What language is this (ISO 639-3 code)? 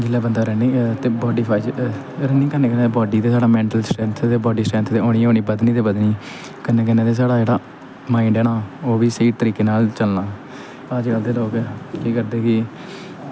doi